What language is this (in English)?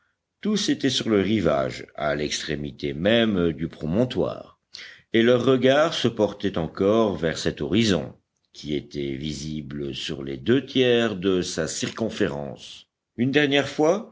French